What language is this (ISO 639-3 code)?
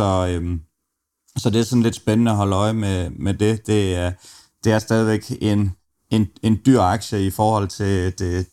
dan